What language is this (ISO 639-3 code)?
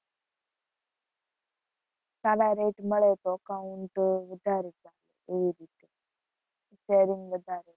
guj